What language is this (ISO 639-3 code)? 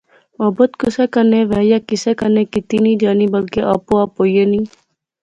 phr